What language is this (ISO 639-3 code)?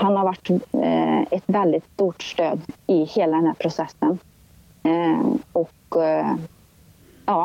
swe